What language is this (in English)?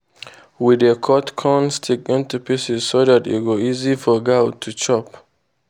Nigerian Pidgin